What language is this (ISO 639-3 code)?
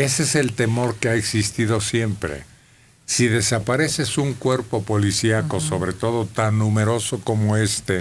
spa